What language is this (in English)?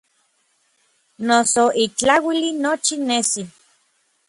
Orizaba Nahuatl